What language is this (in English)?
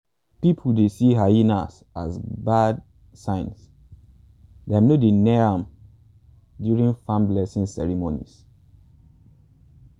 Nigerian Pidgin